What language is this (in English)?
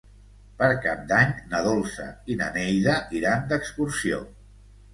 Catalan